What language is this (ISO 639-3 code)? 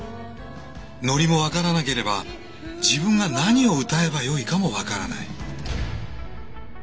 jpn